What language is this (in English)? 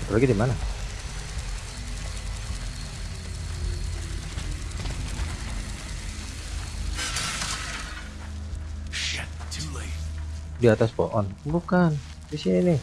Indonesian